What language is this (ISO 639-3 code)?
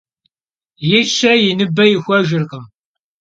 kbd